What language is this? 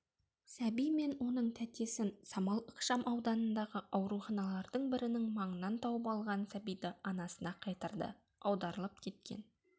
Kazakh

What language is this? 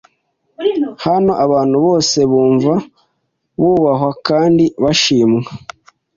Kinyarwanda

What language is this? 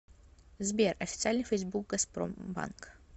Russian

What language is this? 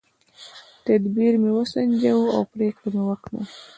Pashto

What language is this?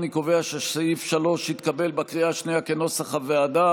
Hebrew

